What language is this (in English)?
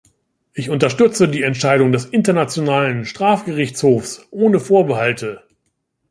German